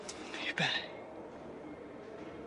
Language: Welsh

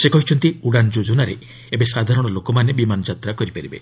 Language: Odia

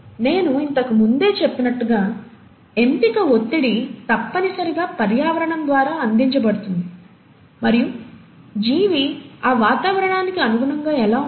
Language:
Telugu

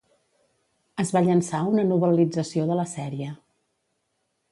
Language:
Catalan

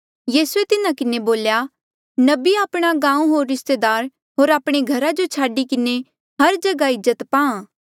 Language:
Mandeali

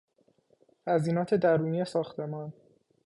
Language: Persian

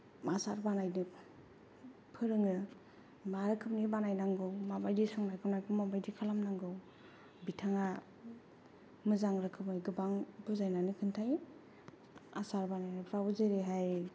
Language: Bodo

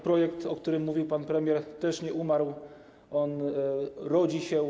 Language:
Polish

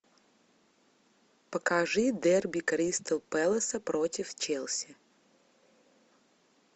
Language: Russian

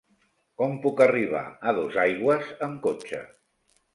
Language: Catalan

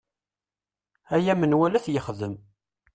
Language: Kabyle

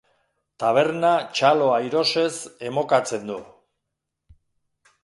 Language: Basque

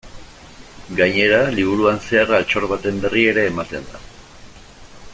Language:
Basque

